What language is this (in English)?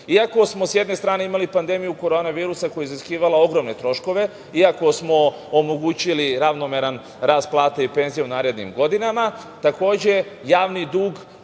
Serbian